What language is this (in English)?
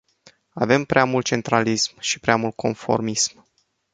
Romanian